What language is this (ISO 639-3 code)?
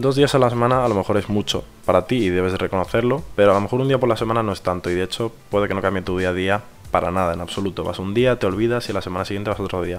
spa